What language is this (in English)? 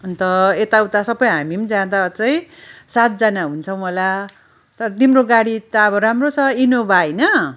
Nepali